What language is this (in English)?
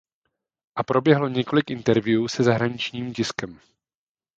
Czech